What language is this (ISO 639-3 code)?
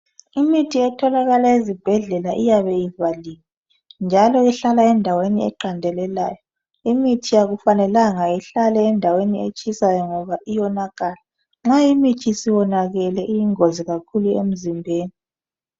nde